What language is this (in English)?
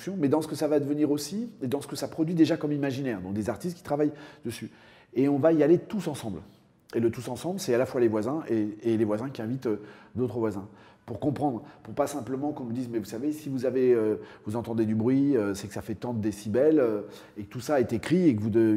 French